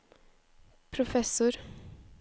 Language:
Norwegian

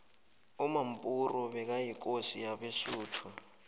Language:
South Ndebele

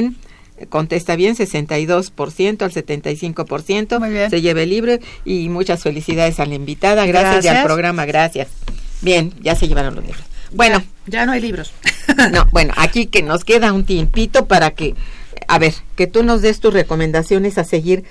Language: Spanish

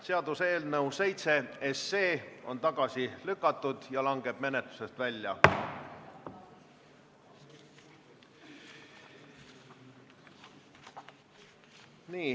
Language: Estonian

